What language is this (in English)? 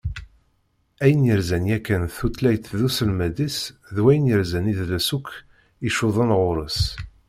Kabyle